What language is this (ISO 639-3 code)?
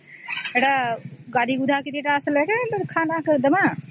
ori